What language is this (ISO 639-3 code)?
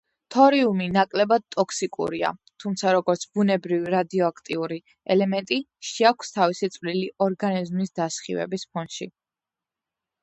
kat